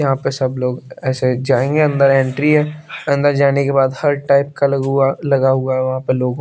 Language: Hindi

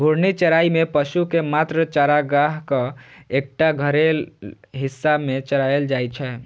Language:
Maithili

